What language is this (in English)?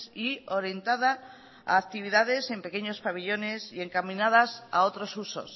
Spanish